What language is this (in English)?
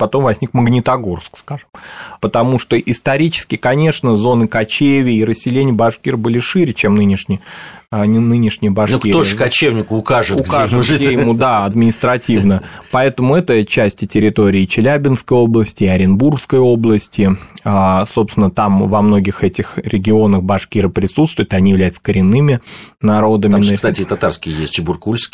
Russian